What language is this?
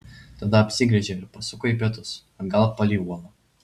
Lithuanian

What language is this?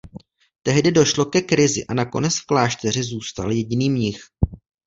Czech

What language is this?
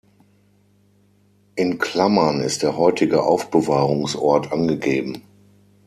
German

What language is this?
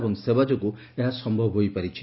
Odia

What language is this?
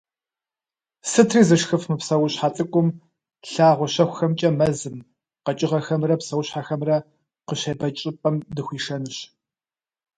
Kabardian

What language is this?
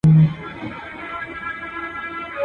Pashto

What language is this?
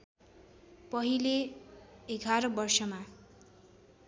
Nepali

